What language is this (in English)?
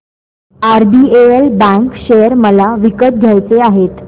Marathi